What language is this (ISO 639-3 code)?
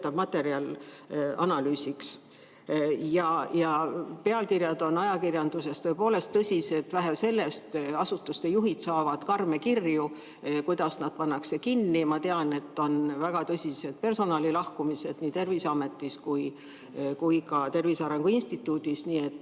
est